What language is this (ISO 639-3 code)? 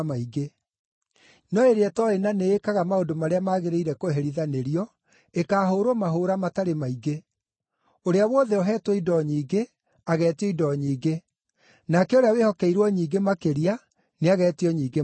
kik